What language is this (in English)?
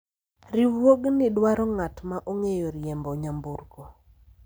Luo (Kenya and Tanzania)